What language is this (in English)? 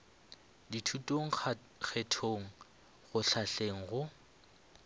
Northern Sotho